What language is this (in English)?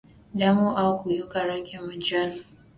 Swahili